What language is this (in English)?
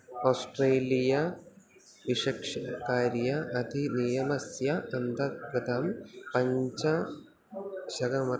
Sanskrit